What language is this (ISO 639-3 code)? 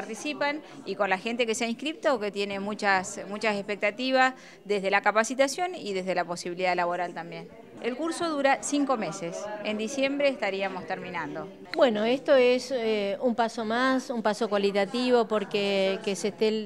spa